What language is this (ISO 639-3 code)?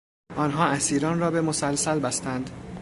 fas